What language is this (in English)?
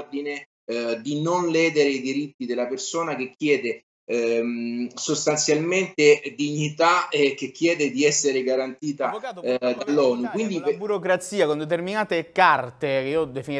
Italian